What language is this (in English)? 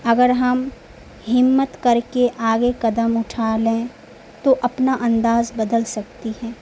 Urdu